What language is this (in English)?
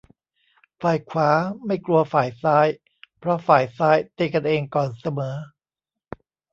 Thai